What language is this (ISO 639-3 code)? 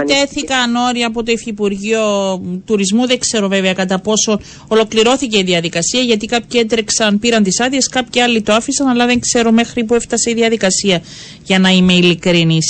ell